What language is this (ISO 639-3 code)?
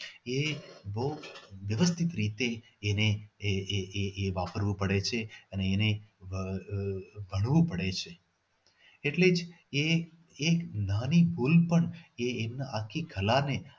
guj